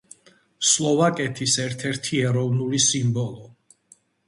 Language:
Georgian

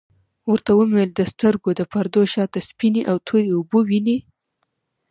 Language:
Pashto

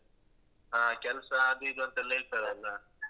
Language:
Kannada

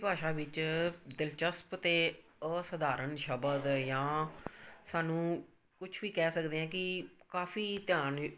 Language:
Punjabi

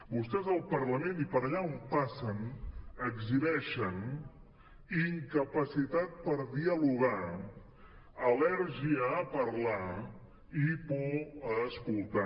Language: Catalan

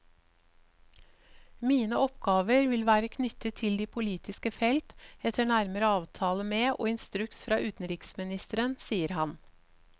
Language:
Norwegian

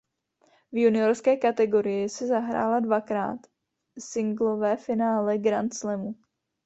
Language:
Czech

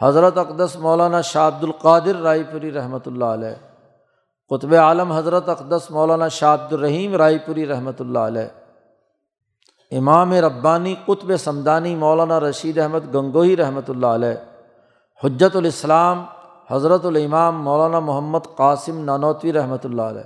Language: Urdu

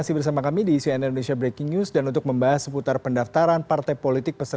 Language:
Indonesian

